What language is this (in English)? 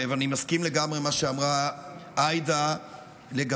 Hebrew